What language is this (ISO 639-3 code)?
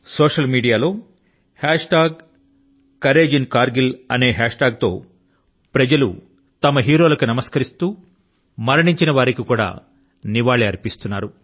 tel